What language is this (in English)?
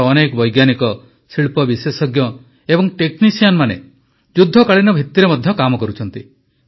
Odia